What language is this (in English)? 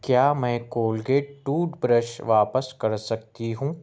Urdu